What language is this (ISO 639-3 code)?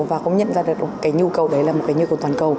vie